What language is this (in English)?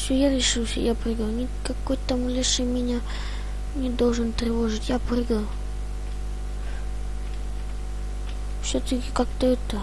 Russian